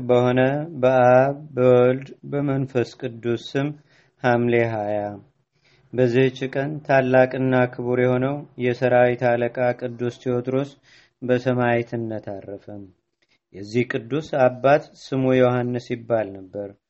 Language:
Amharic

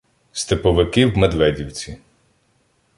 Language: Ukrainian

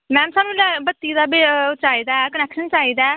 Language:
Dogri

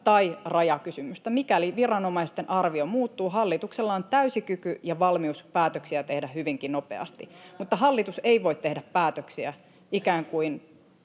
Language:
Finnish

